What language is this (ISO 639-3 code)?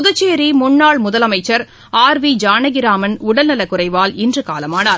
tam